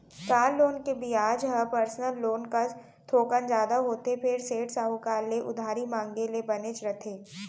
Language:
Chhattisgarhi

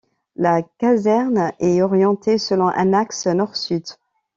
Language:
French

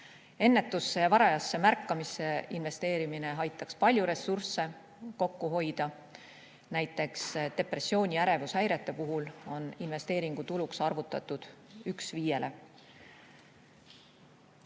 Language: Estonian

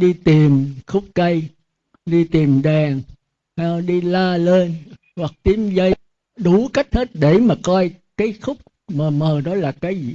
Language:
Vietnamese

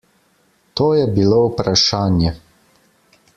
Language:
Slovenian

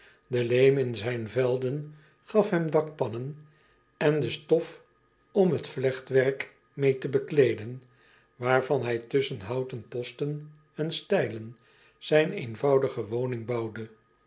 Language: Dutch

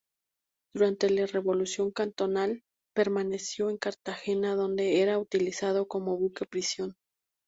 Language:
Spanish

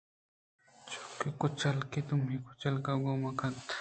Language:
Eastern Balochi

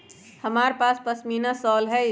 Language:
Magahi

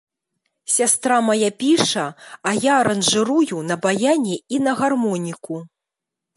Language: Belarusian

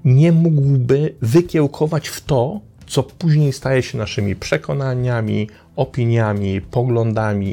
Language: Polish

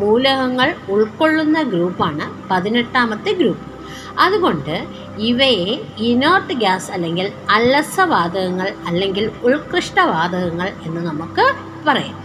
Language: Malayalam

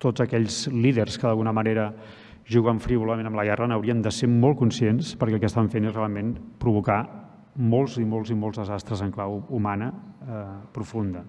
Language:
Catalan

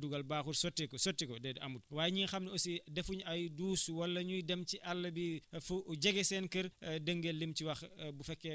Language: Wolof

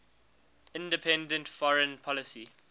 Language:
English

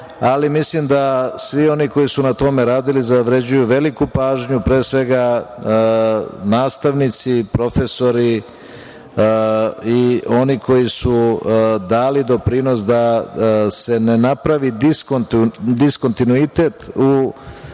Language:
Serbian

